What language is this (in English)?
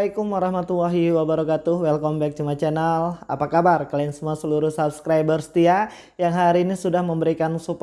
Indonesian